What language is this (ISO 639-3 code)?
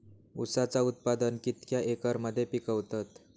mar